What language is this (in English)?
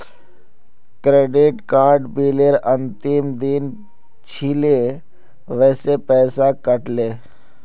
Magahi